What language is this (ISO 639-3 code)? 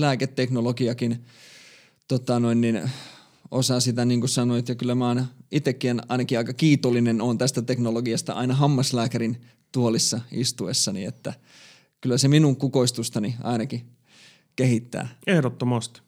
fin